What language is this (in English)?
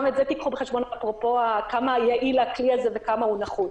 Hebrew